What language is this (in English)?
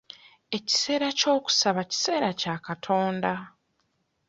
Ganda